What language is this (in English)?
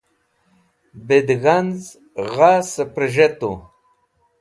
Wakhi